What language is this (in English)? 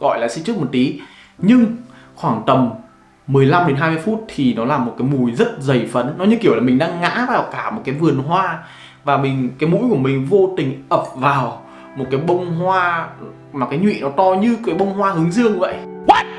Vietnamese